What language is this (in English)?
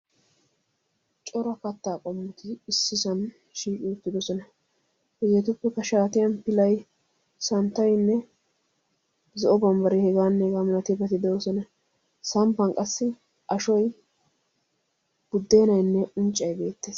Wolaytta